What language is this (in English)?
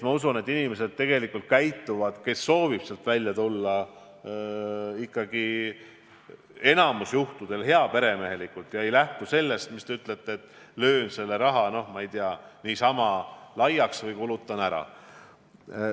Estonian